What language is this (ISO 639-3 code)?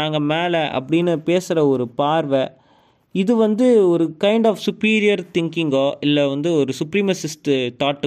tam